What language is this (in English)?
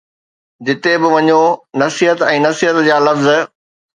Sindhi